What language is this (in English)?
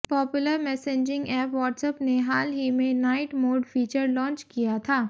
Hindi